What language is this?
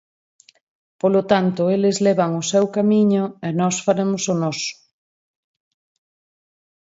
Galician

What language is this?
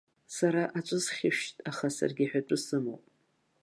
Abkhazian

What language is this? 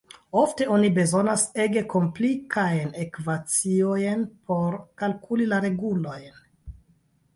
Esperanto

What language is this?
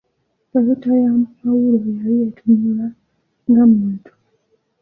Ganda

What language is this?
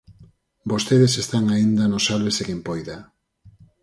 Galician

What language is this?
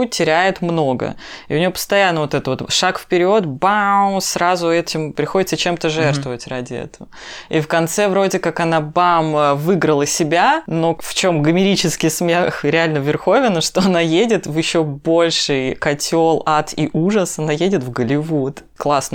Russian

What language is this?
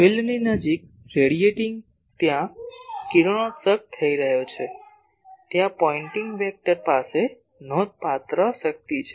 Gujarati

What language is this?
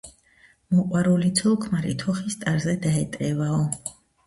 Georgian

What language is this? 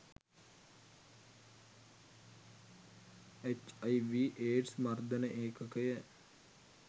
Sinhala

